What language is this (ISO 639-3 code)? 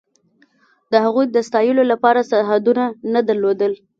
pus